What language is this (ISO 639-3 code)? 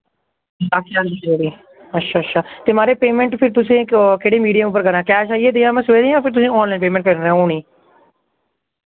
doi